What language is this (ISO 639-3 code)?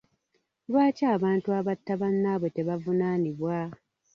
lug